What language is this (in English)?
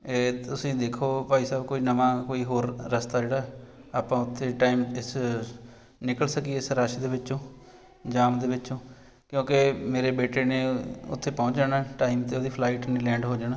Punjabi